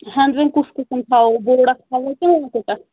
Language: Kashmiri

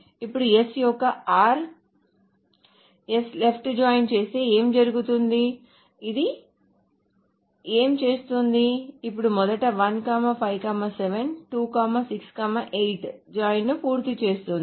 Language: Telugu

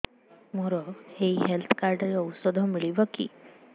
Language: Odia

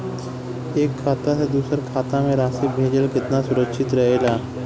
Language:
Bhojpuri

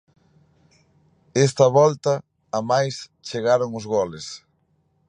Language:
Galician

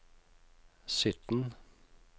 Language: Norwegian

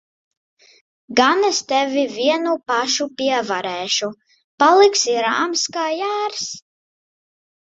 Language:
Latvian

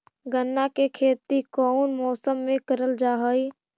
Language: Magahi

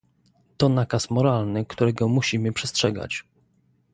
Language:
Polish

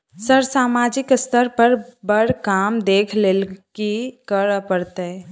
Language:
Maithili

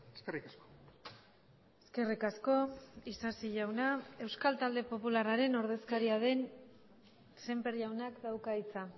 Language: Basque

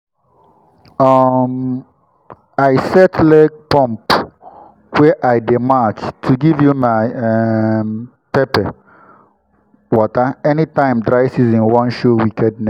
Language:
Nigerian Pidgin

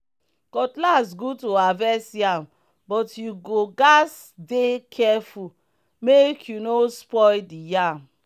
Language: Nigerian Pidgin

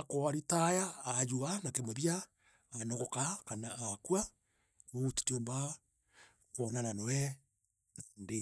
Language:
Meru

